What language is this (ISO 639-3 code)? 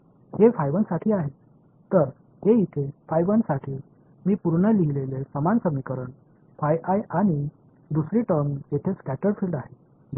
mar